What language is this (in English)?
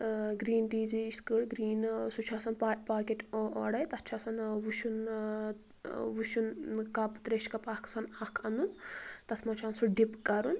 Kashmiri